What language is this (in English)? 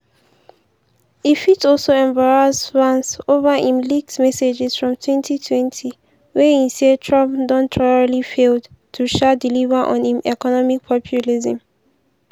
Nigerian Pidgin